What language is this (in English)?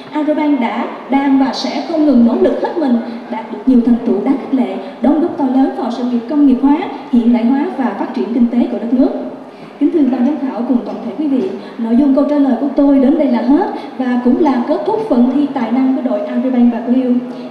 Vietnamese